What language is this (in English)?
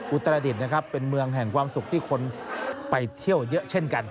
Thai